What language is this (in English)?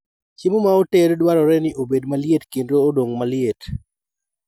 Luo (Kenya and Tanzania)